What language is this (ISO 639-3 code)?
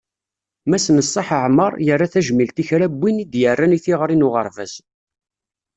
kab